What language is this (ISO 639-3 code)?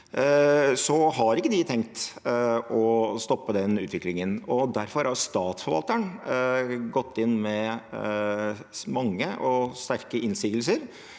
nor